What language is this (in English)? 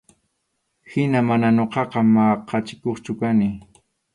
Arequipa-La Unión Quechua